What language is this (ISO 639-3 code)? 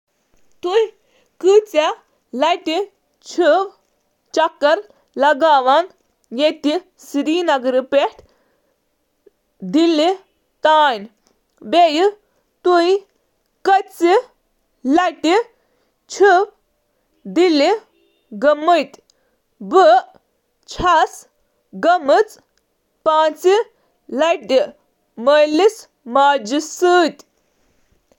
kas